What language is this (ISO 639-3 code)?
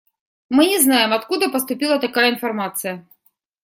rus